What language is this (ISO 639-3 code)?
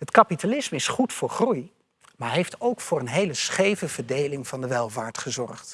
nld